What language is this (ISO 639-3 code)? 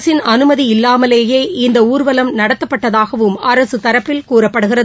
tam